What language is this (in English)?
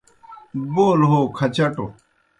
Kohistani Shina